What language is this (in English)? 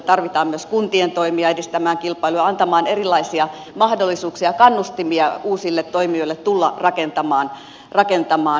Finnish